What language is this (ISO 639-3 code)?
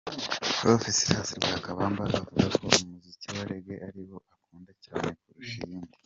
kin